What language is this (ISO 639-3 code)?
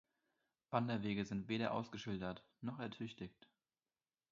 deu